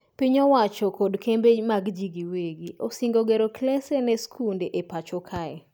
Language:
Luo (Kenya and Tanzania)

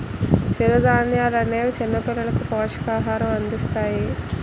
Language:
Telugu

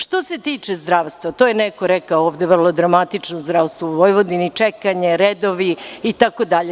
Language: Serbian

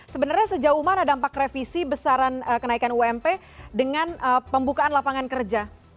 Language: Indonesian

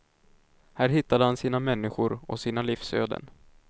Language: Swedish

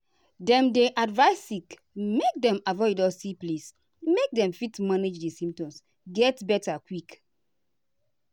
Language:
Nigerian Pidgin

